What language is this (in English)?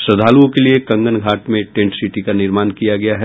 Hindi